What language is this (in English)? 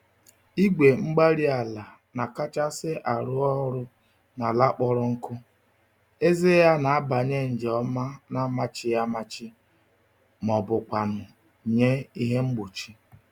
Igbo